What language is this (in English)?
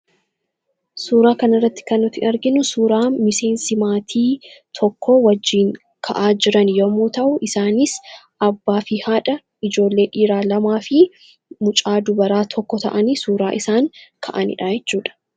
Oromo